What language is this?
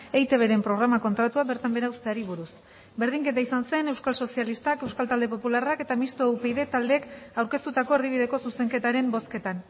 Basque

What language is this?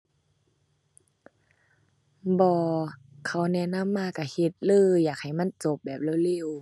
Thai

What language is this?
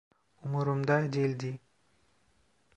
Turkish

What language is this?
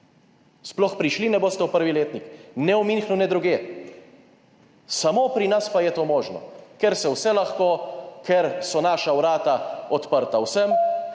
Slovenian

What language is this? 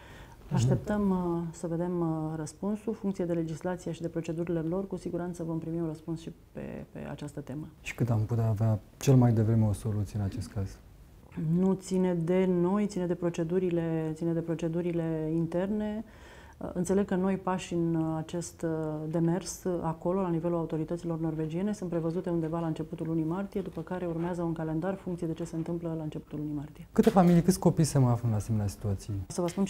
Romanian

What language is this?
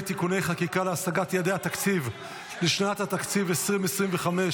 Hebrew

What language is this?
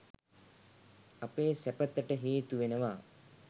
Sinhala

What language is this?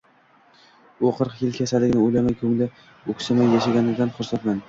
Uzbek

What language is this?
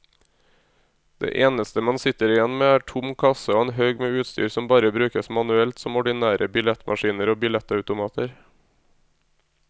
Norwegian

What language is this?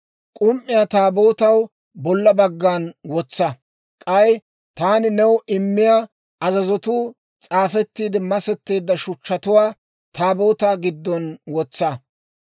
Dawro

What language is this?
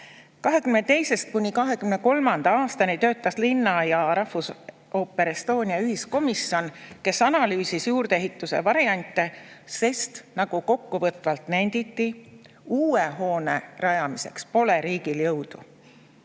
Estonian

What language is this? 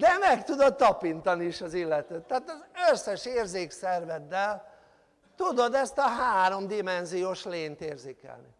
Hungarian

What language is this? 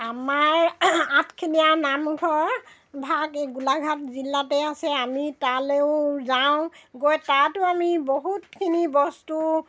Assamese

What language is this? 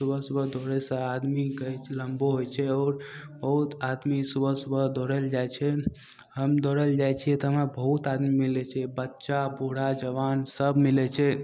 Maithili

